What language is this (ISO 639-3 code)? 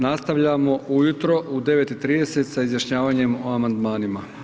hrv